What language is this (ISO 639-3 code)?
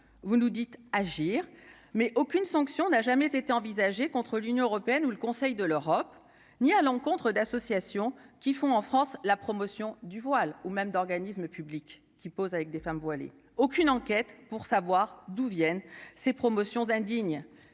fra